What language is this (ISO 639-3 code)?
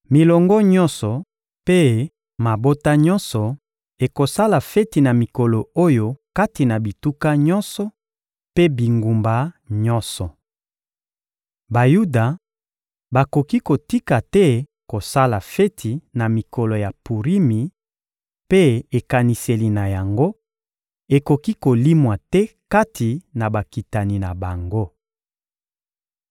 lin